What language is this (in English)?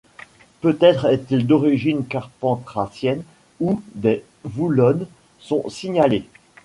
French